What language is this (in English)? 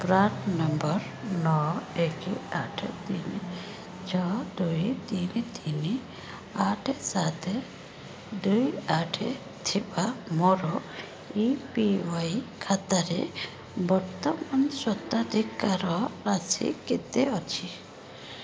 Odia